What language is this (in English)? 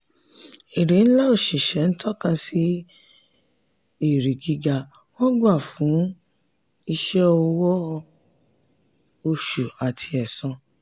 Yoruba